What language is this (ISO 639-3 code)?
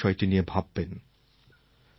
ben